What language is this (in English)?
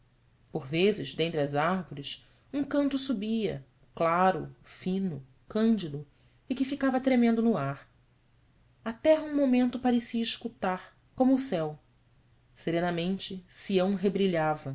Portuguese